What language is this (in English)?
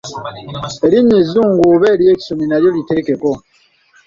Ganda